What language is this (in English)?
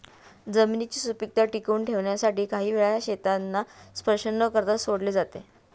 Marathi